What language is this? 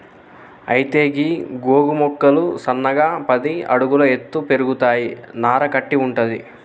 Telugu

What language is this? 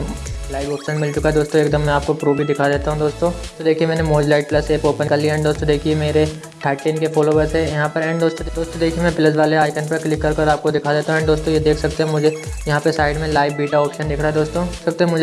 Hindi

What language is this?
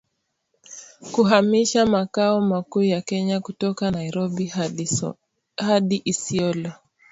Swahili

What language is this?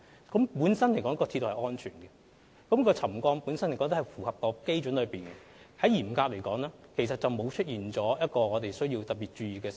Cantonese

